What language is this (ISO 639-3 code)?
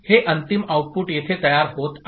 mar